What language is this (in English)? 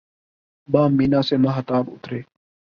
Urdu